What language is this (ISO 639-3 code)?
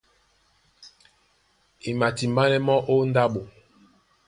dua